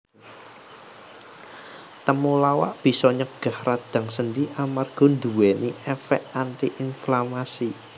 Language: Javanese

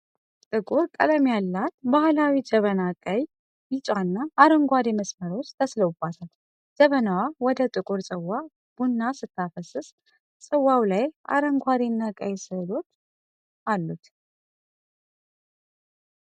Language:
Amharic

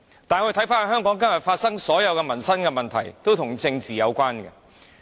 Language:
Cantonese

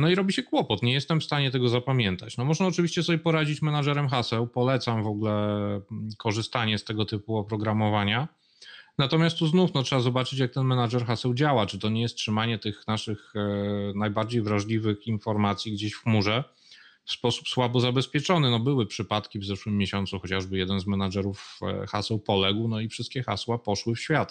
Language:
Polish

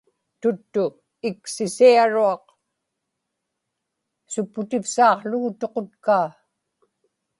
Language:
Inupiaq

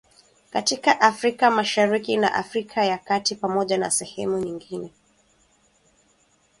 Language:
Swahili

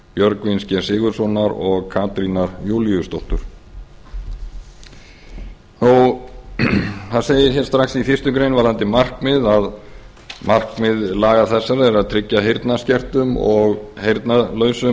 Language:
Icelandic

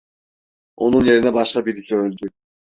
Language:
Turkish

